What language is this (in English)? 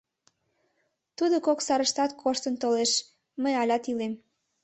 Mari